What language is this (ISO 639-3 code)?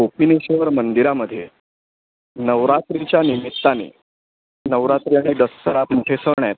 mar